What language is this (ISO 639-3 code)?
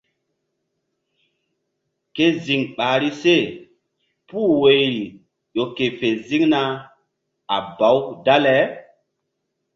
mdd